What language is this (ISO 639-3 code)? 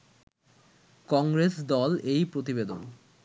ben